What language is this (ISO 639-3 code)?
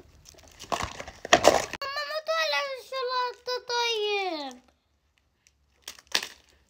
ara